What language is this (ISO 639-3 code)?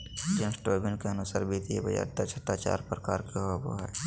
mag